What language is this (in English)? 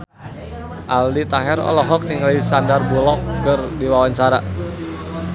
Sundanese